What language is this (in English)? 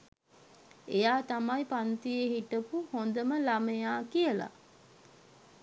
Sinhala